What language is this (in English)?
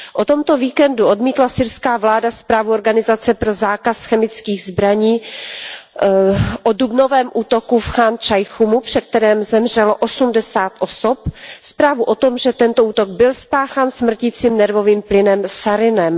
Czech